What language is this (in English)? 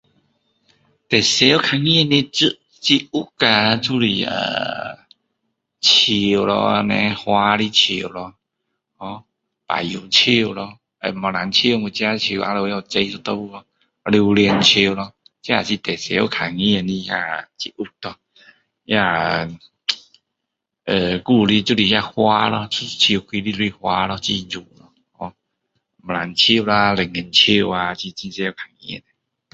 Min Dong Chinese